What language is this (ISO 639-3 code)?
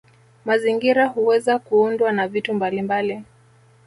swa